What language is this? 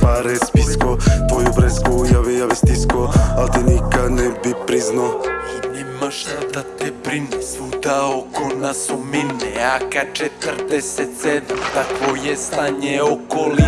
Serbian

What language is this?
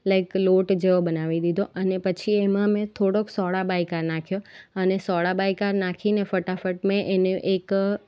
Gujarati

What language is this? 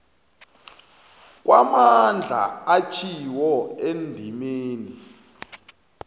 South Ndebele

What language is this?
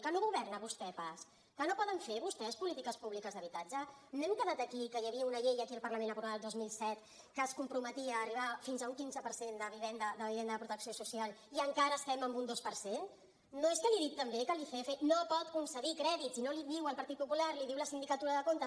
Catalan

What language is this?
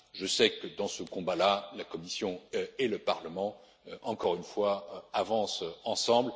French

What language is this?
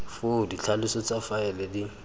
Tswana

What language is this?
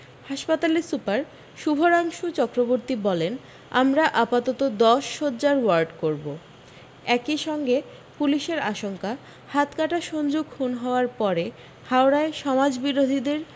Bangla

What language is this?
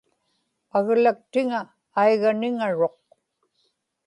Inupiaq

